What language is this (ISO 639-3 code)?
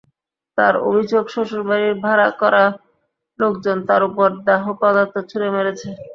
ben